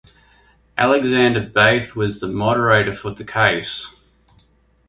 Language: English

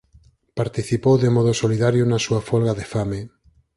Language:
Galician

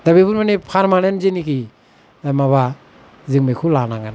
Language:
Bodo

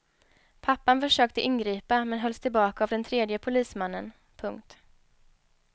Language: Swedish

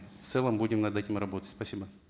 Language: Kazakh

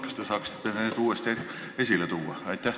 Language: Estonian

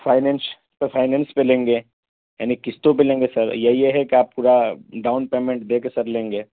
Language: Urdu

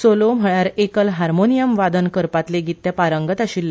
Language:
Konkani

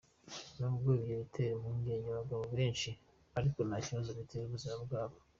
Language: Kinyarwanda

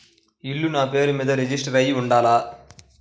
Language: Telugu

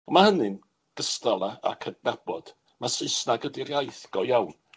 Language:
Welsh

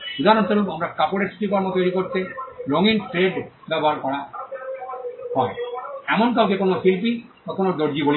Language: Bangla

